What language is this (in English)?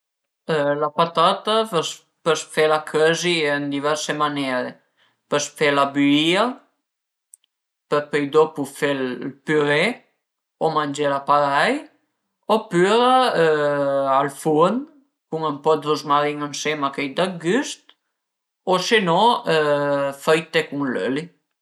Piedmontese